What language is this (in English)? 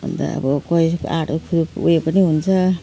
Nepali